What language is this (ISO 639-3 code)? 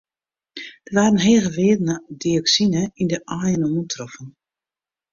fry